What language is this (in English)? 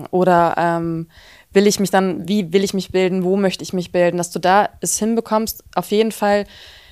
German